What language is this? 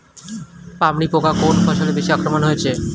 Bangla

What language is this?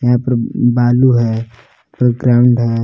Hindi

